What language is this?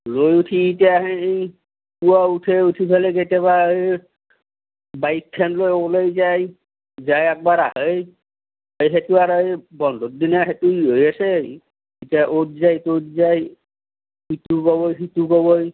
Assamese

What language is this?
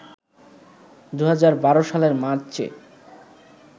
Bangla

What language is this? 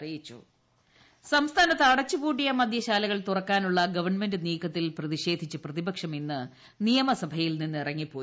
Malayalam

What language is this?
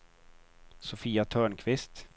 Swedish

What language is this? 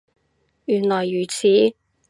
Cantonese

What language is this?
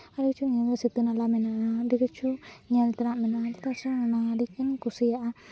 Santali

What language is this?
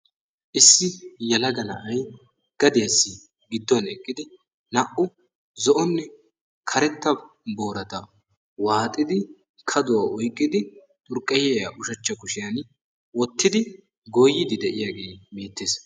Wolaytta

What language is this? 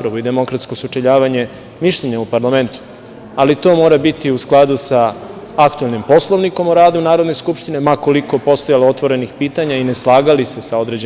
Serbian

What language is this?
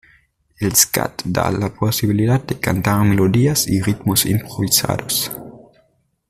Spanish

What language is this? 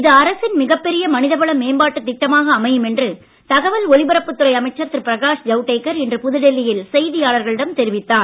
Tamil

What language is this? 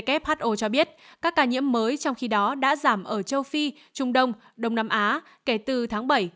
Vietnamese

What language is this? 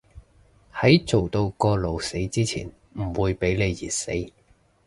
Cantonese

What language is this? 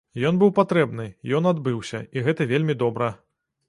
Belarusian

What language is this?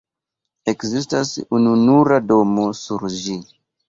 Esperanto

